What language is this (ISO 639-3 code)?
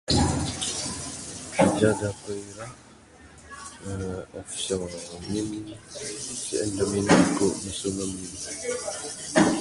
sdo